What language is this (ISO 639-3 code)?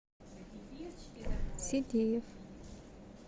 rus